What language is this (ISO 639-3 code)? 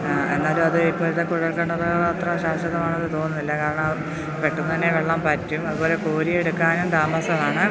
mal